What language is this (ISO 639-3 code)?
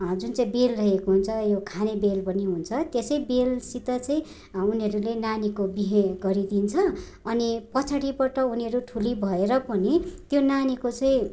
nep